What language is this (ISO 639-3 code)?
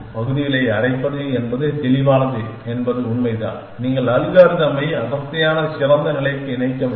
tam